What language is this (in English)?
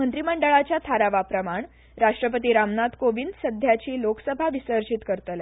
Konkani